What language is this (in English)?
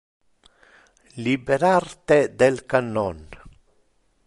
Interlingua